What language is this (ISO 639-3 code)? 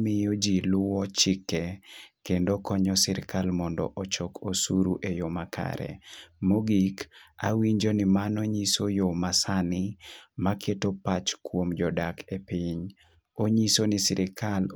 luo